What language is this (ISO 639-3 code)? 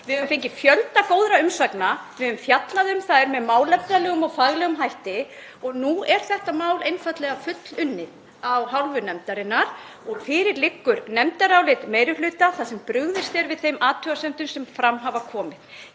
isl